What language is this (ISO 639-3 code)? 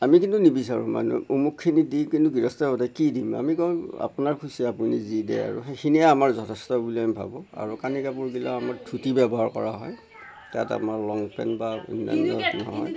asm